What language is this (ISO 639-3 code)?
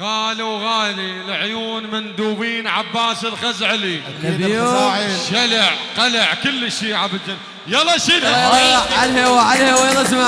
ara